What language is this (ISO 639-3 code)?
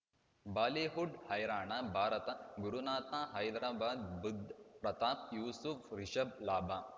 kan